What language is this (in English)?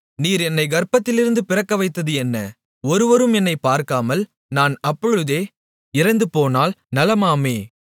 Tamil